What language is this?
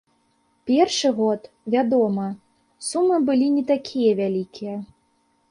Belarusian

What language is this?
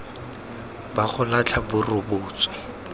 Tswana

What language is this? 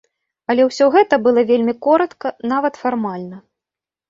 Belarusian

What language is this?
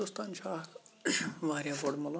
Kashmiri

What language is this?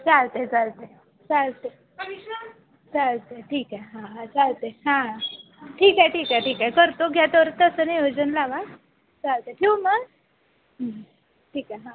Marathi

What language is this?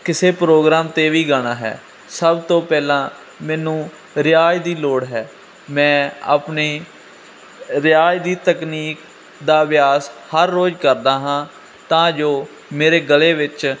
Punjabi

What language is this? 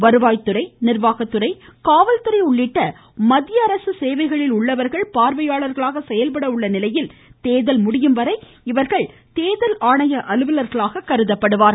Tamil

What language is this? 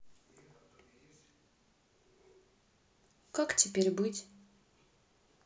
Russian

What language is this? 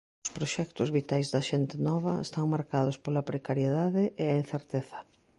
Galician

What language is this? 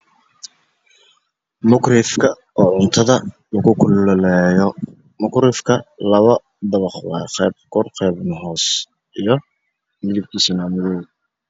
Somali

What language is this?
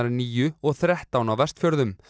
Icelandic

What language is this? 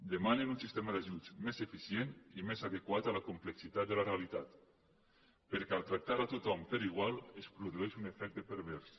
Catalan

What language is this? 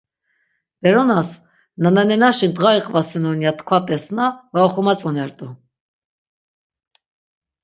Laz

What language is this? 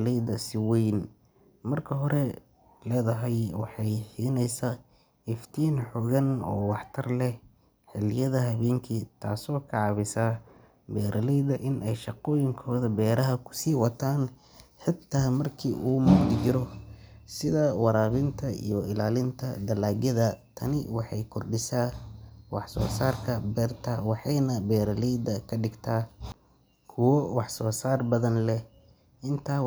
Somali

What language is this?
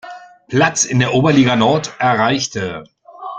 German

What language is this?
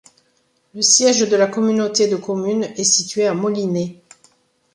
French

